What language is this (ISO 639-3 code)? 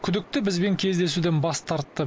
kaz